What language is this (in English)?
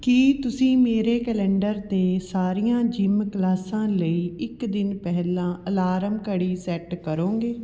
Punjabi